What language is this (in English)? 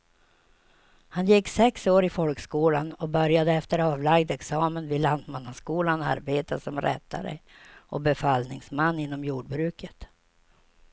Swedish